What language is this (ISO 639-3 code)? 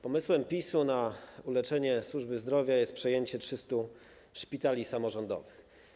pol